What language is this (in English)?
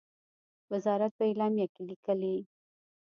Pashto